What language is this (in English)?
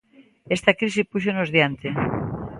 Galician